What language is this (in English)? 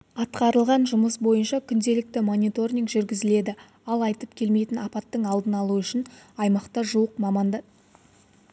Kazakh